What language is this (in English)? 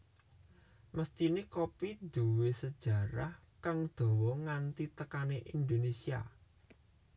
Javanese